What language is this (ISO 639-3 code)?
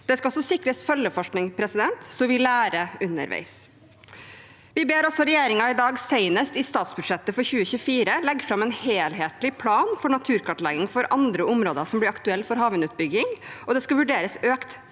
nor